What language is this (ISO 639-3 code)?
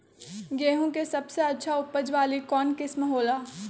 mag